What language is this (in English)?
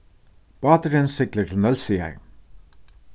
Faroese